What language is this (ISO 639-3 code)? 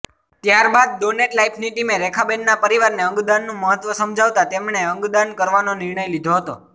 guj